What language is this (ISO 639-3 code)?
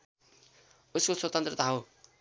nep